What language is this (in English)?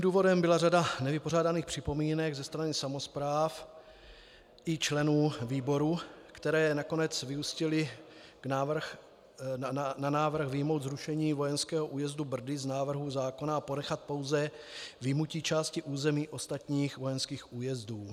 Czech